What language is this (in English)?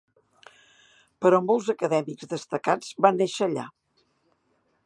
Catalan